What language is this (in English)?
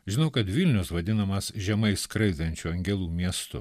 Lithuanian